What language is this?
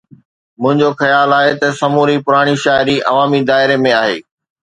Sindhi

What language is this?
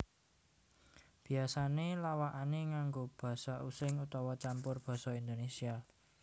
Javanese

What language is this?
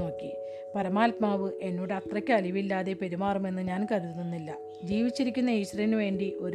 Malayalam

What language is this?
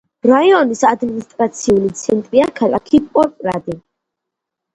Georgian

